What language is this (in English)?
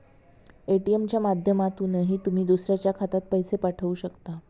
Marathi